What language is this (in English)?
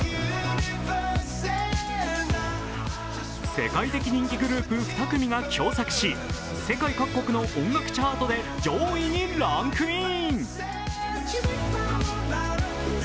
Japanese